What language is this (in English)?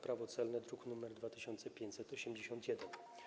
Polish